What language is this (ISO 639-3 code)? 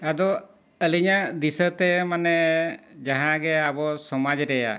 sat